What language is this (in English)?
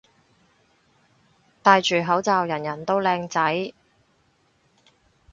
Cantonese